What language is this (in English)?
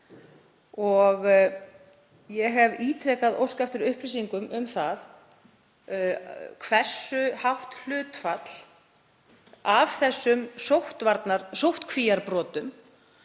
Icelandic